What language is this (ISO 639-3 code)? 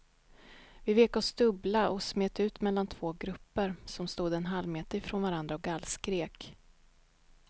swe